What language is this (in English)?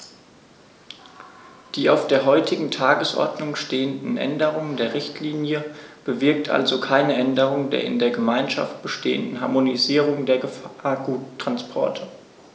German